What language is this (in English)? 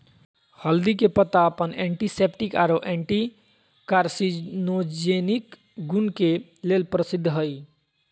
Magahi